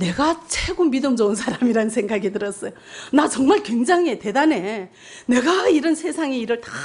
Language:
Korean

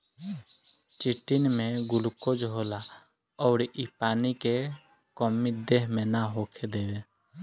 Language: Bhojpuri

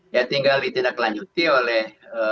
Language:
Indonesian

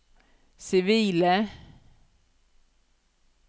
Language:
Norwegian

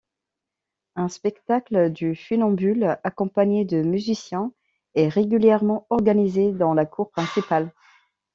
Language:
French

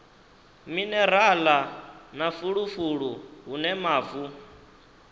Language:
Venda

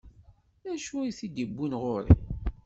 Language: Kabyle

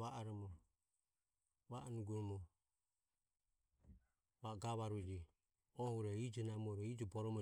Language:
Ömie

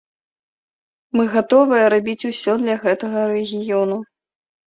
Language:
Belarusian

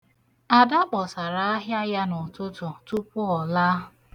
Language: Igbo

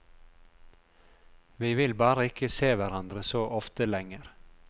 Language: Norwegian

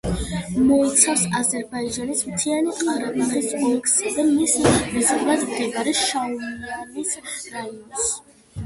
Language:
Georgian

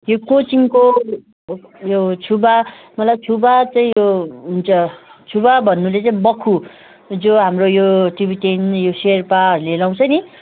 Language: Nepali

